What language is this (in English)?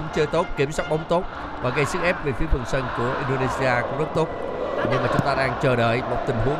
Vietnamese